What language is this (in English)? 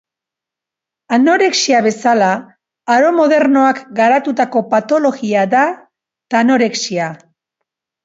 Basque